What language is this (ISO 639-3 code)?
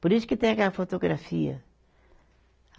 por